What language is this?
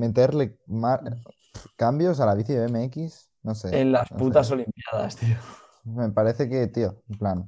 Spanish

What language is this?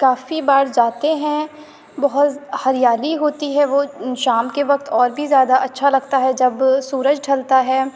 Urdu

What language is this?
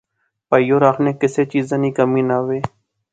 Pahari-Potwari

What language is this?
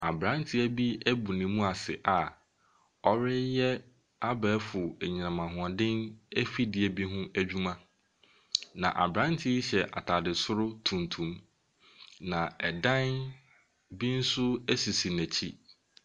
Akan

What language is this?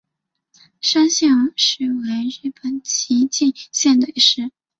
Chinese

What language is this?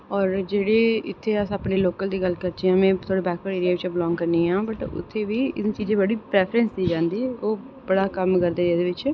Dogri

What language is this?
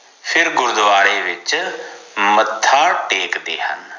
Punjabi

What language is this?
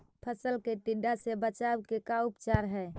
Magahi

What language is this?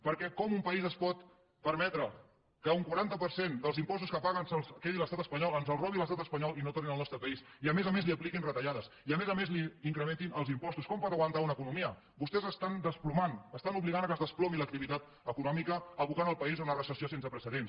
Catalan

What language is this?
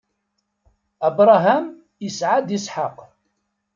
Kabyle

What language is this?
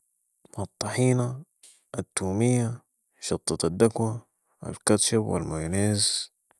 Sudanese Arabic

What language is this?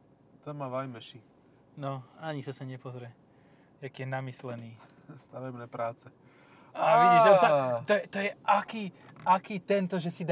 Slovak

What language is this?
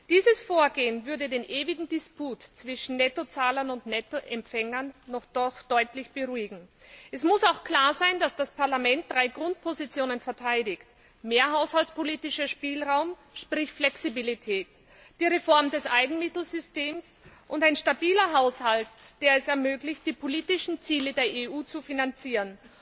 German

